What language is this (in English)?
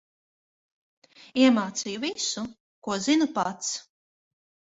Latvian